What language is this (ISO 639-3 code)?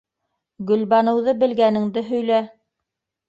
bak